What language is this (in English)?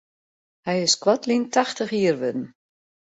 Western Frisian